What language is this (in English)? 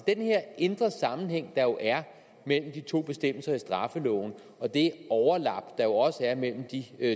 Danish